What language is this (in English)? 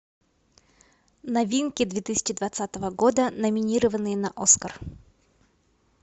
Russian